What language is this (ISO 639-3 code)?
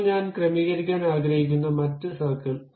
mal